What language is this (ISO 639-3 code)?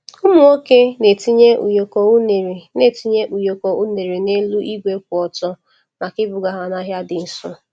ibo